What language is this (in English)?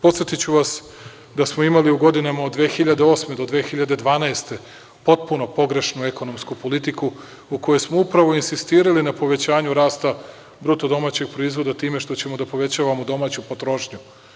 Serbian